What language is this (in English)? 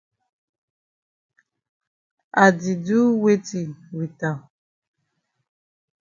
Cameroon Pidgin